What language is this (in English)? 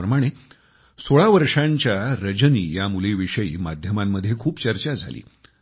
Marathi